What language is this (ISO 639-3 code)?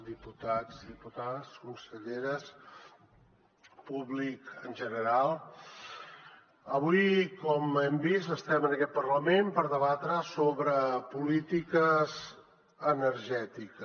cat